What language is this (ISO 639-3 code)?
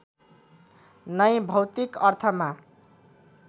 nep